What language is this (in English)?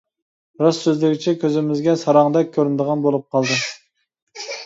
Uyghur